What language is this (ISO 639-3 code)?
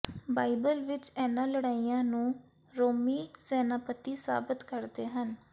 pan